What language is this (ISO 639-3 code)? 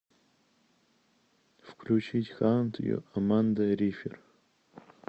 rus